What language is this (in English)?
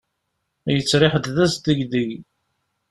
Kabyle